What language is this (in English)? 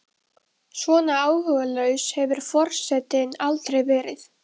Icelandic